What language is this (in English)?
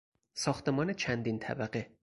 Persian